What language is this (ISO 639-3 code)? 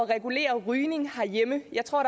dan